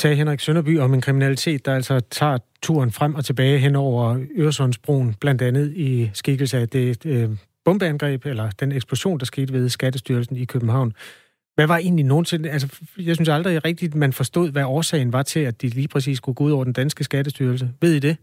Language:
Danish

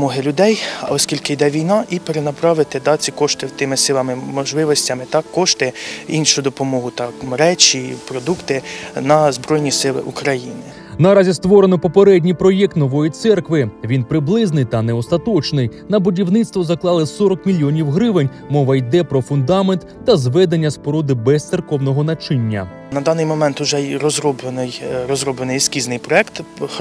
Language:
Ukrainian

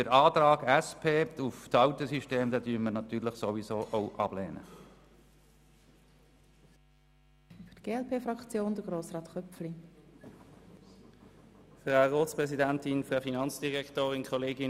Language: Swiss German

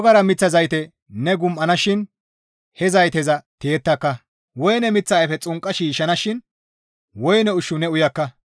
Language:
Gamo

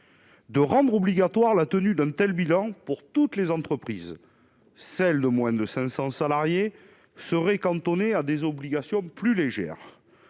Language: French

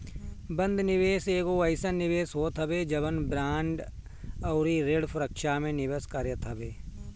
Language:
Bhojpuri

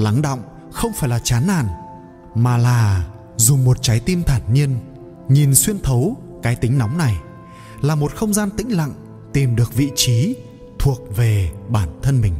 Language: Vietnamese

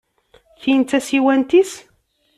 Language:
Kabyle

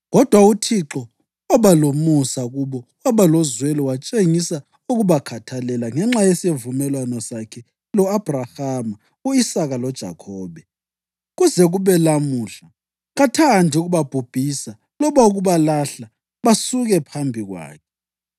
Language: North Ndebele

